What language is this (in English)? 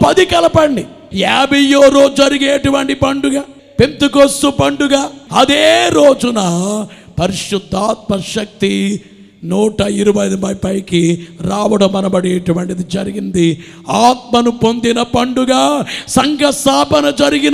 Telugu